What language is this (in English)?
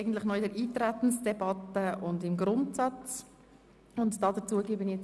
Swiss German